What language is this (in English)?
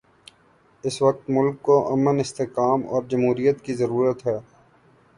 Urdu